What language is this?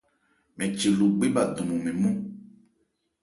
Ebrié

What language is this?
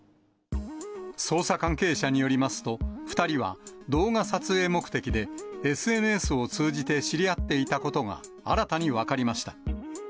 Japanese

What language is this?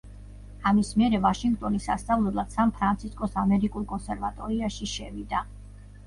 Georgian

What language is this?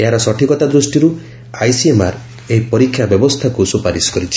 Odia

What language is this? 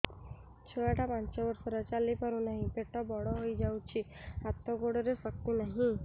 Odia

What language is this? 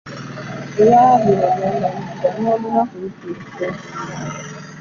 Ganda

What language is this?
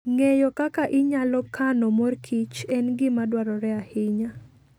Luo (Kenya and Tanzania)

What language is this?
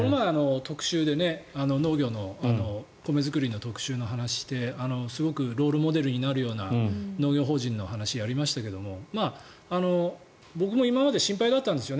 Japanese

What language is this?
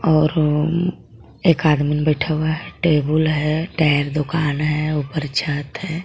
Hindi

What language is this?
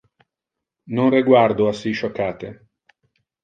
Interlingua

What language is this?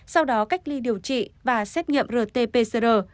Vietnamese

